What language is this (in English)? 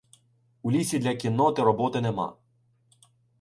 Ukrainian